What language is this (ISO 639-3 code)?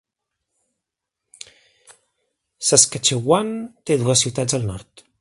cat